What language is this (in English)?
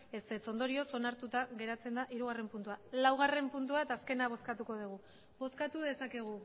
Basque